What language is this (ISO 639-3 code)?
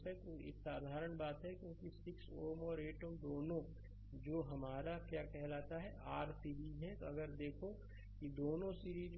hin